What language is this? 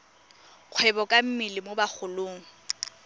Tswana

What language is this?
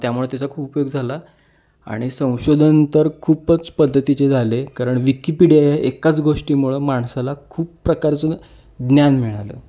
Marathi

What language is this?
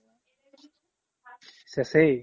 Assamese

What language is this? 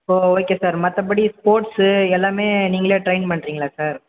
Tamil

